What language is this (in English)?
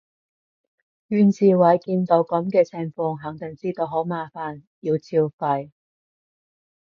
Cantonese